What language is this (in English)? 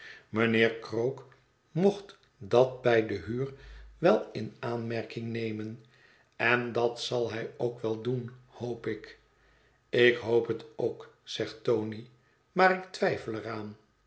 Dutch